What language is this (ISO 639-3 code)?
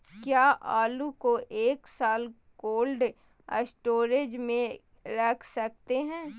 mag